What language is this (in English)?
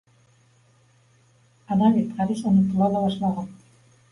Bashkir